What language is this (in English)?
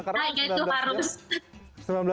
Indonesian